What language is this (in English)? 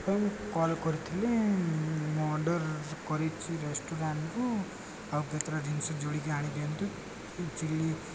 Odia